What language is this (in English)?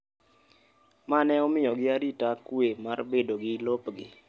Luo (Kenya and Tanzania)